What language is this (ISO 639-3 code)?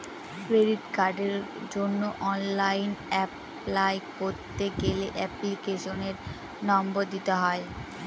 ben